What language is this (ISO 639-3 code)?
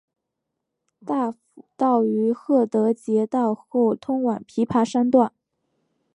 zho